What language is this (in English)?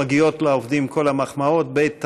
Hebrew